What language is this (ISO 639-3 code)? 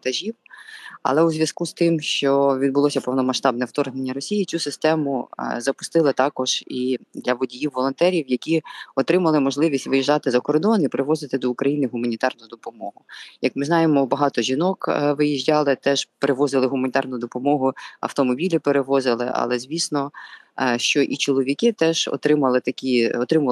ukr